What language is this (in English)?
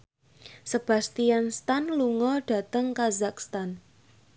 Javanese